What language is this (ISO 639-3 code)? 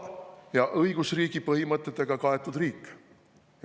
est